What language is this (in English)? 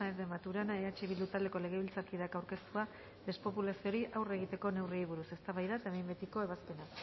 Basque